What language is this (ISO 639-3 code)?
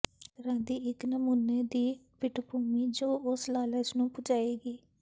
pan